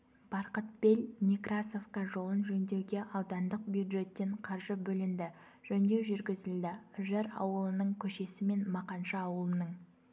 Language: Kazakh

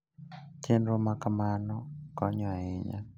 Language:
Luo (Kenya and Tanzania)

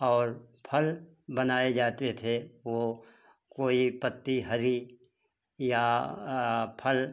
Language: Hindi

